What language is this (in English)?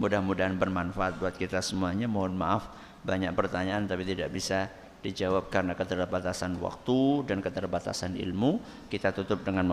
Indonesian